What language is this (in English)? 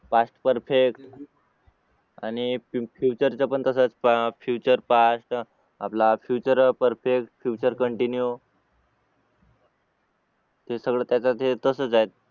Marathi